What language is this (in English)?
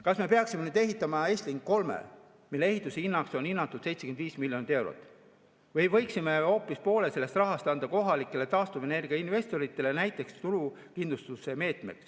Estonian